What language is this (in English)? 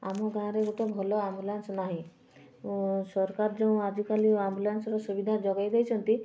Odia